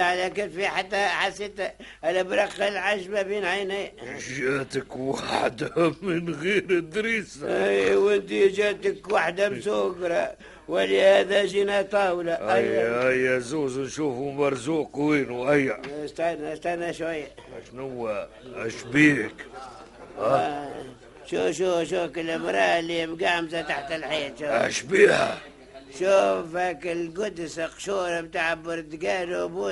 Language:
Arabic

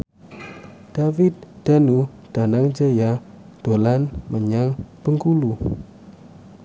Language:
Javanese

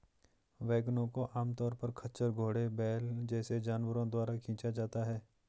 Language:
Hindi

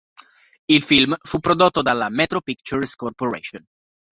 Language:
Italian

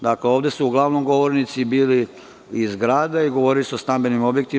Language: Serbian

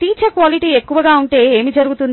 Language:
Telugu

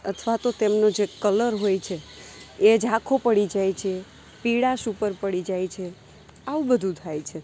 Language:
Gujarati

